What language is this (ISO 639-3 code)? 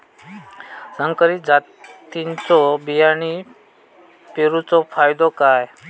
mar